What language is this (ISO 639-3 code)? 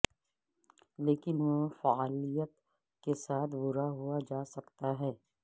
urd